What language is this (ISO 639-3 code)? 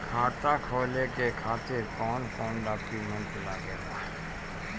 bho